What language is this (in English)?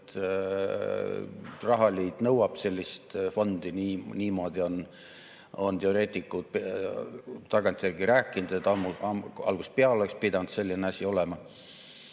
Estonian